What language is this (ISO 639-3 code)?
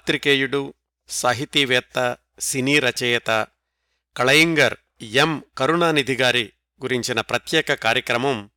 tel